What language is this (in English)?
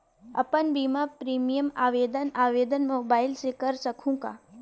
Chhattisgarhi